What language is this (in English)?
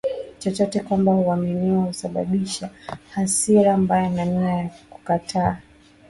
Swahili